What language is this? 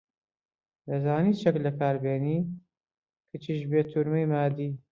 Central Kurdish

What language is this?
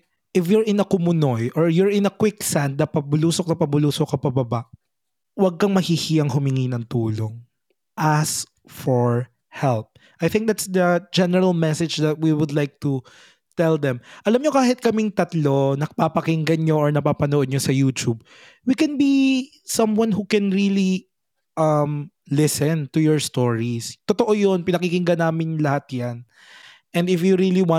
Filipino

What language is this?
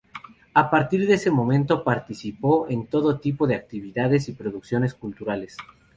Spanish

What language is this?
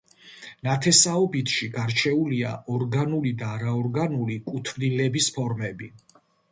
Georgian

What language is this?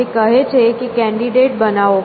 Gujarati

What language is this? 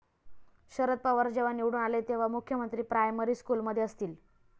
Marathi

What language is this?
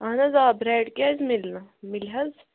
Kashmiri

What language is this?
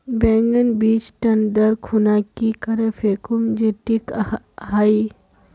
Magahi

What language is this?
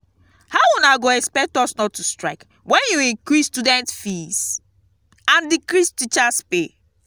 Nigerian Pidgin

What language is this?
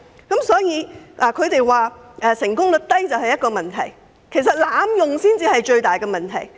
Cantonese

